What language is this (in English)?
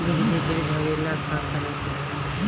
Bhojpuri